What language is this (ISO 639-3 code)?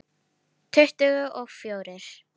isl